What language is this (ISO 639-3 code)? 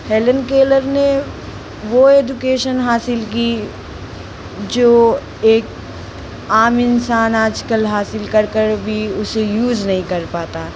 hin